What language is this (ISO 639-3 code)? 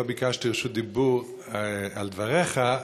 heb